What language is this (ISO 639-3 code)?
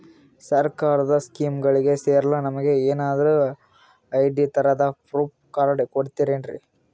kan